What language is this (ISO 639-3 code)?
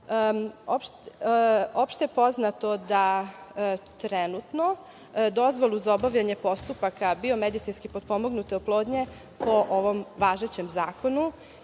srp